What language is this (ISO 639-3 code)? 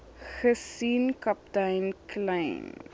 afr